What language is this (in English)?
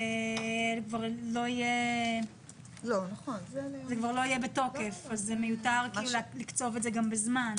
Hebrew